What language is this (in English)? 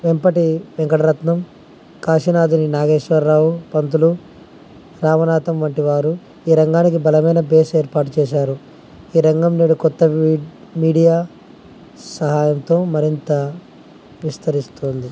Telugu